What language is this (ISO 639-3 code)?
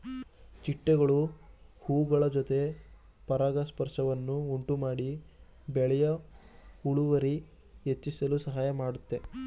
kan